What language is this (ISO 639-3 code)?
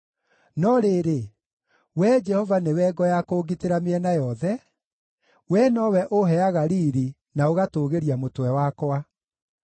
kik